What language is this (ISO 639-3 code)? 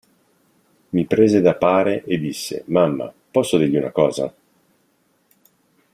ita